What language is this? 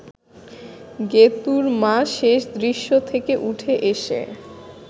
Bangla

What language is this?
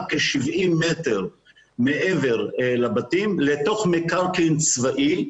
Hebrew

